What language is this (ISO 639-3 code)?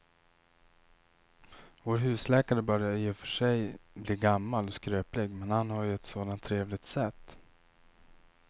swe